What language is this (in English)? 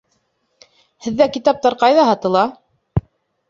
Bashkir